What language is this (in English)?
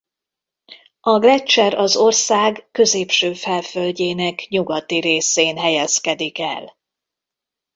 Hungarian